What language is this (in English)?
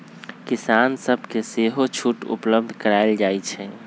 Magahi